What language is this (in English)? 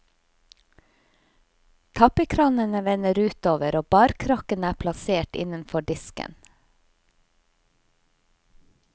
Norwegian